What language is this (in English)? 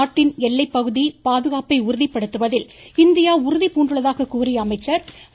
Tamil